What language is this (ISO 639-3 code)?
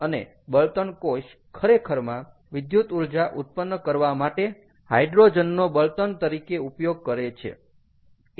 guj